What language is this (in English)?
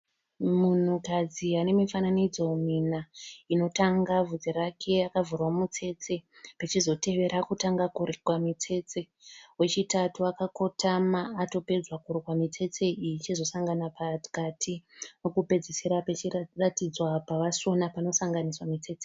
Shona